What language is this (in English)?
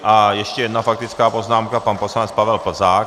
Czech